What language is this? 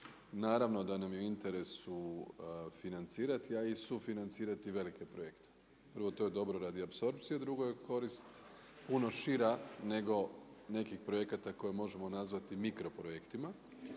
Croatian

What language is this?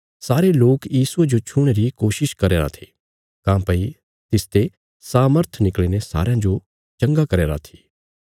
Bilaspuri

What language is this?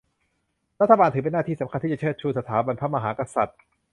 Thai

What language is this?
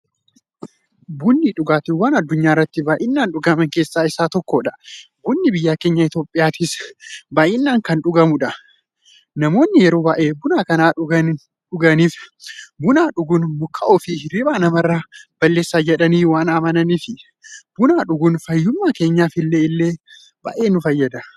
Oromo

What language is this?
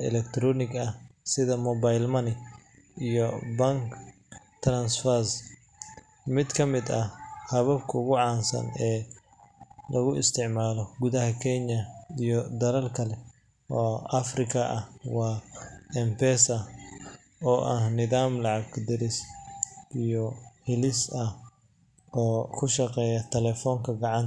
Somali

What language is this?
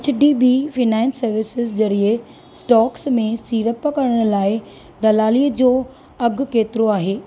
Sindhi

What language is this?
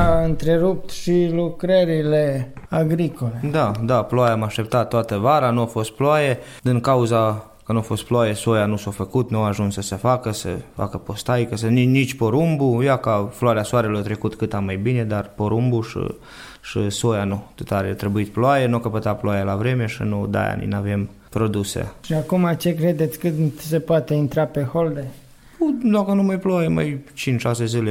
Romanian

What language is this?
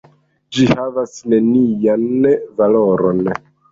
Esperanto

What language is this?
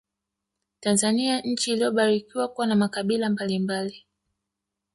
Swahili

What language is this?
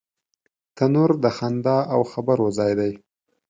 Pashto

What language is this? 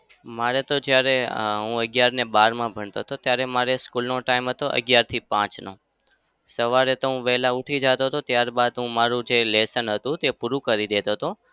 Gujarati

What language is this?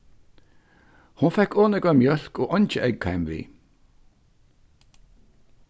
Faroese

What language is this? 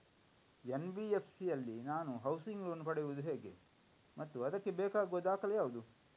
Kannada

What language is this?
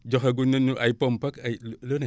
Wolof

